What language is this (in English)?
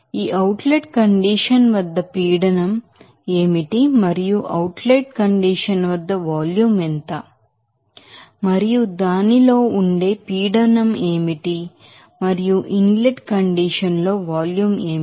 Telugu